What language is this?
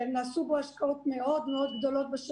Hebrew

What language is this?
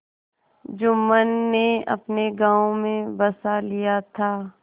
Hindi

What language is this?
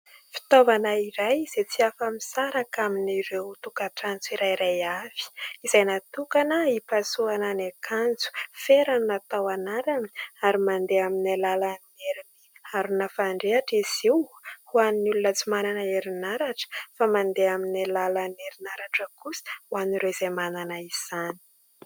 Malagasy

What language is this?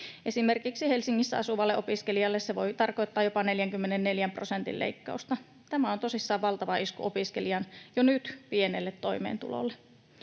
Finnish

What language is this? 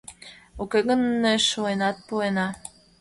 Mari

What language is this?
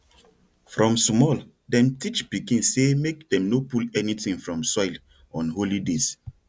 Nigerian Pidgin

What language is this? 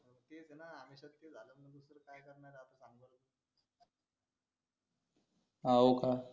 Marathi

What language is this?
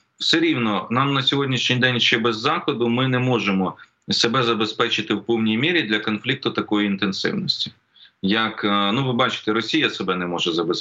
Ukrainian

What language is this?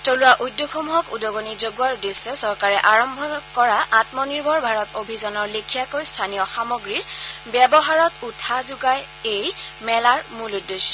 Assamese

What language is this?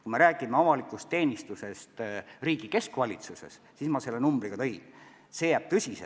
Estonian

